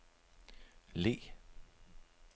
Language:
Danish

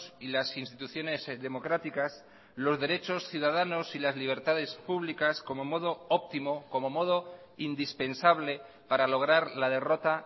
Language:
Spanish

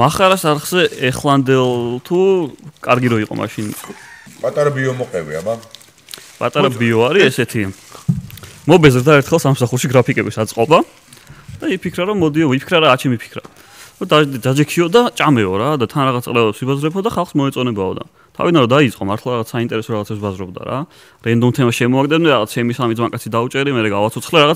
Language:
Romanian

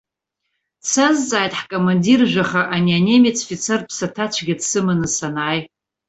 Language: Abkhazian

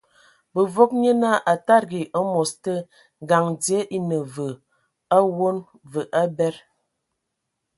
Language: Ewondo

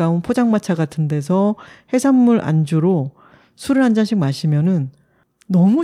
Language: Korean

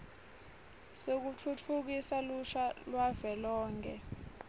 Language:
Swati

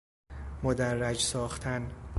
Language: Persian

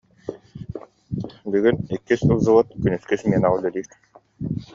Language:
Yakut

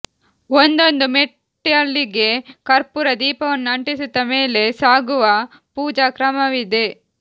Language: Kannada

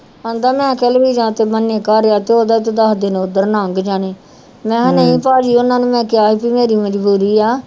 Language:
Punjabi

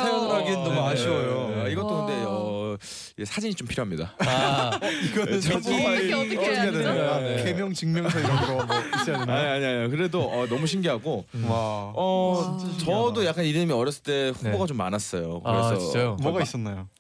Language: Korean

